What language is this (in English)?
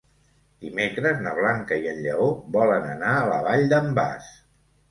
Catalan